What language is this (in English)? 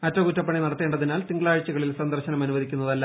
Malayalam